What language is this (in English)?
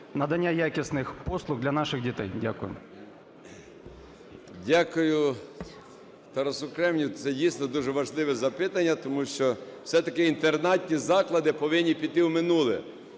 Ukrainian